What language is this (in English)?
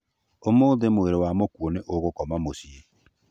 Kikuyu